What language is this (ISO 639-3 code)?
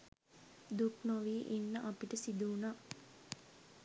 sin